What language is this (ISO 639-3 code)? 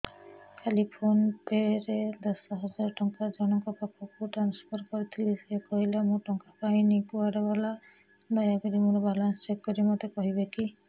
ori